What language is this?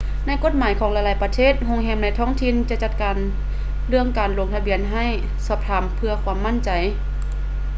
Lao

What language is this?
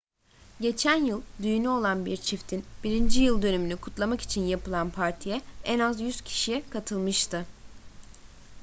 Turkish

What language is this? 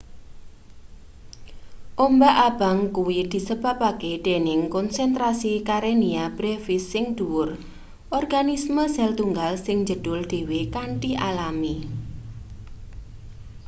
Javanese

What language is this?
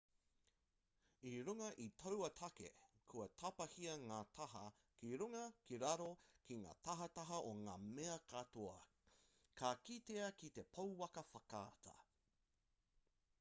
Māori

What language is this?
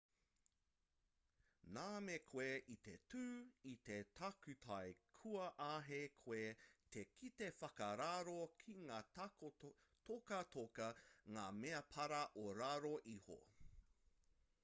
Māori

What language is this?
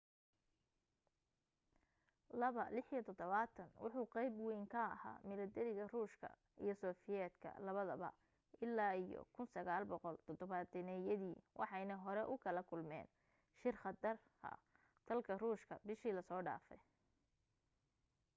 Somali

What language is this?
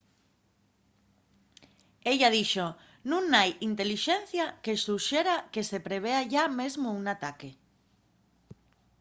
Asturian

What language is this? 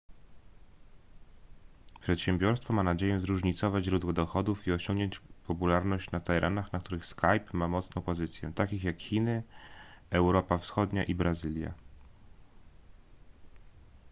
Polish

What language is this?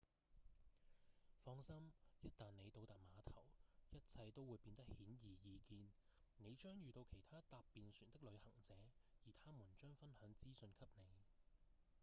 Cantonese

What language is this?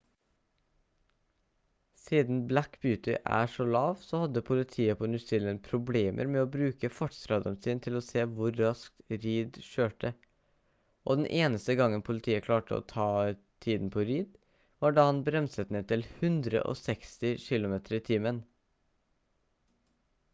Norwegian Bokmål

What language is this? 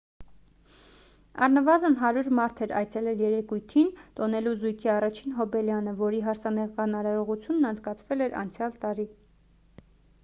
Armenian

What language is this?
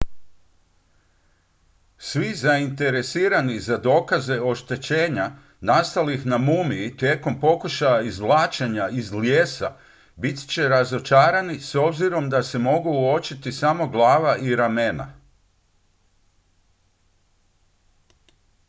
Croatian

